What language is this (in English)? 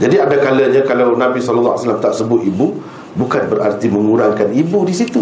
Malay